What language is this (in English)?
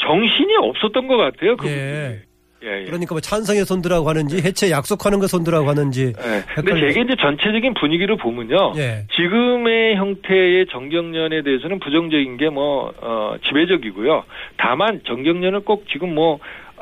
Korean